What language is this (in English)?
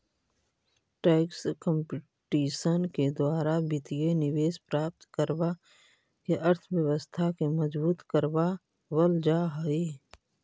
Magahi